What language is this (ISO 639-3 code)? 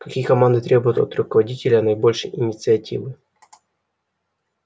rus